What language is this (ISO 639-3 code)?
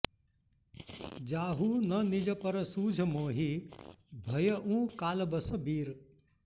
san